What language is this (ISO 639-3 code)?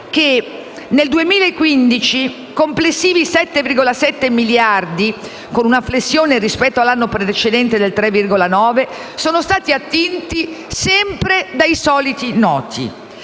ita